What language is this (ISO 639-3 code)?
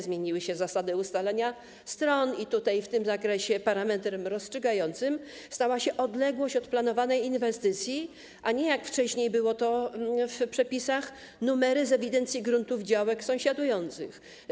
pol